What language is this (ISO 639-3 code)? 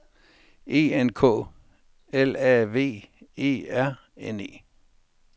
dan